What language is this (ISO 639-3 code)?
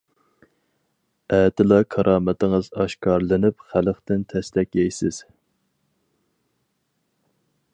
uig